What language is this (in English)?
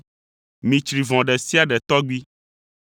Ewe